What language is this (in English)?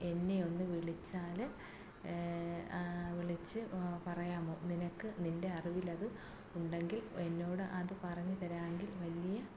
Malayalam